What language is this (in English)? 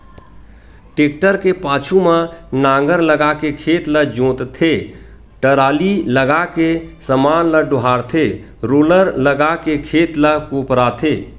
Chhattisgarhi